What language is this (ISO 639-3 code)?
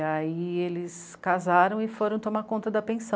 por